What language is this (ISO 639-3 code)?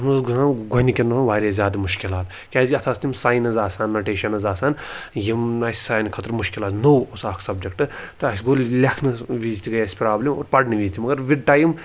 kas